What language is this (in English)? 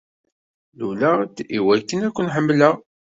Kabyle